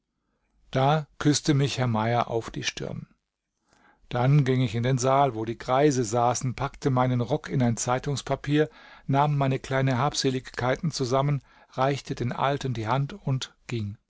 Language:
German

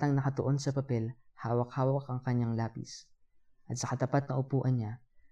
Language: Filipino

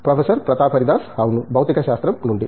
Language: Telugu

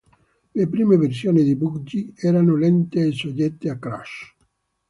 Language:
Italian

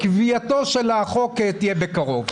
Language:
Hebrew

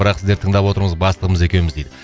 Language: Kazakh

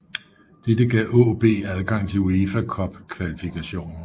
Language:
Danish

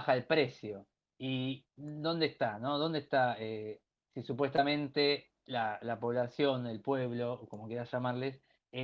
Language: Spanish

